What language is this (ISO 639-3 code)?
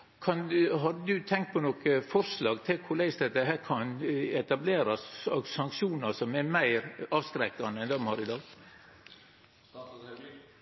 nno